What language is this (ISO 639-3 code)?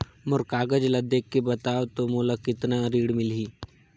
hne